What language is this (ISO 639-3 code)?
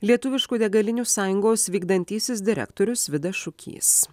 lit